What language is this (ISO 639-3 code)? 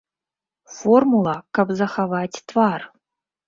bel